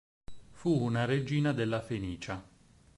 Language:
Italian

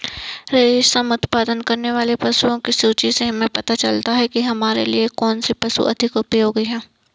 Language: Hindi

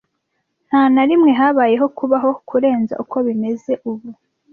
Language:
Kinyarwanda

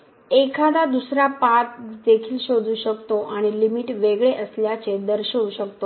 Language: Marathi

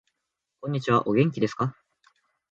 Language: Japanese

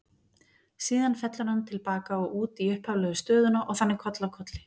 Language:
Icelandic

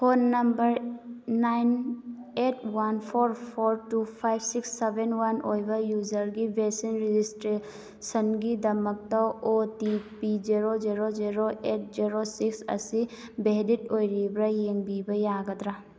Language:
Manipuri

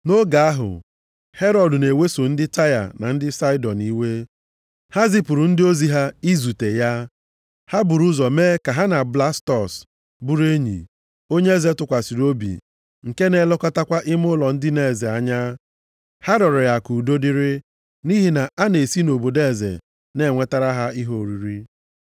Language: Igbo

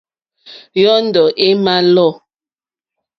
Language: Mokpwe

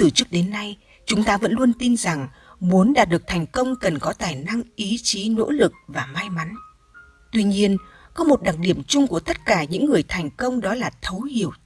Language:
Vietnamese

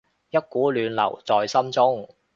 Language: Cantonese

